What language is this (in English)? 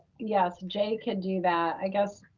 English